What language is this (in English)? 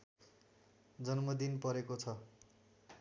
Nepali